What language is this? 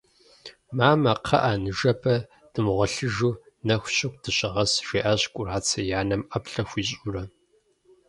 Kabardian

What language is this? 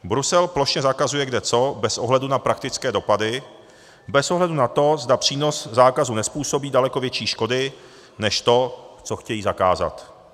Czech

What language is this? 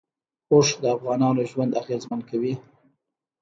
Pashto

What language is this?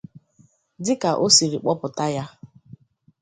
Igbo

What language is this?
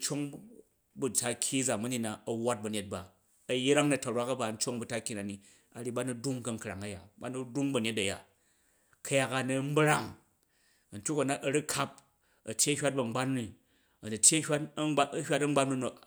Jju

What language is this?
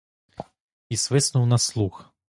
Ukrainian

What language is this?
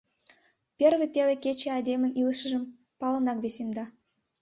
Mari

